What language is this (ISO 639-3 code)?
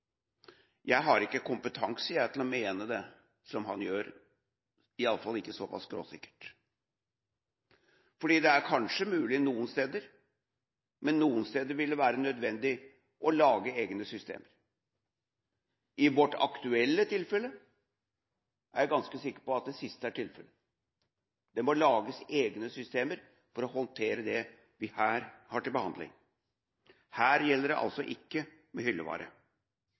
nob